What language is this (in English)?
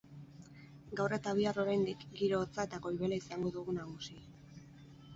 Basque